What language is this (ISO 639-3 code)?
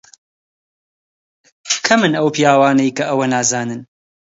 ckb